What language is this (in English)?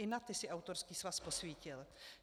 Czech